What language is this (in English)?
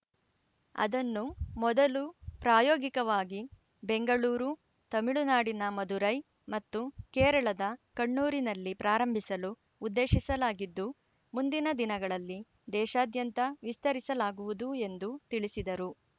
Kannada